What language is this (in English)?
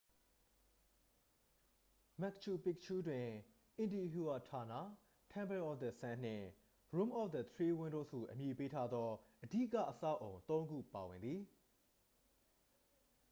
Burmese